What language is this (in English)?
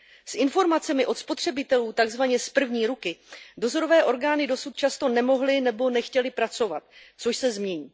Czech